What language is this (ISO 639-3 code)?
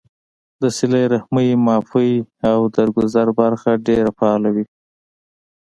pus